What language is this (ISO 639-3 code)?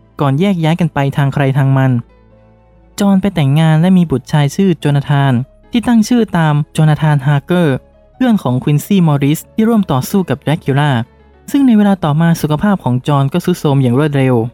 tha